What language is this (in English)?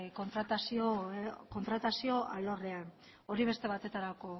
Basque